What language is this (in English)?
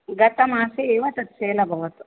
Sanskrit